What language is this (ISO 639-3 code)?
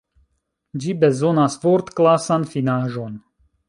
epo